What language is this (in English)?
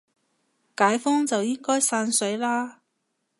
Cantonese